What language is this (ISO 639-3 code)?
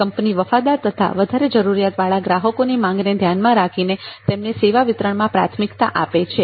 guj